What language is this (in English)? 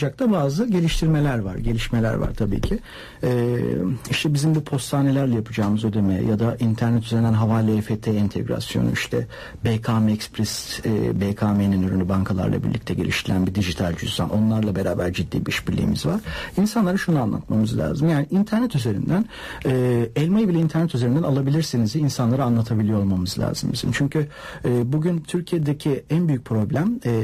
Turkish